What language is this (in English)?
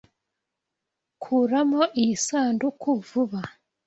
Kinyarwanda